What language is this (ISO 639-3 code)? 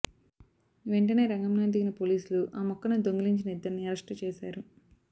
tel